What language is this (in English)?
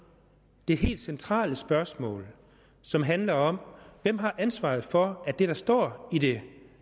Danish